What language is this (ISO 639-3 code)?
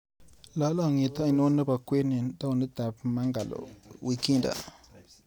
kln